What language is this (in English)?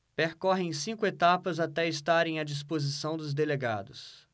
Portuguese